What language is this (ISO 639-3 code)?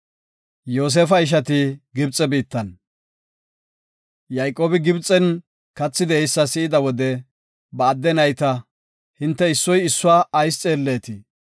gof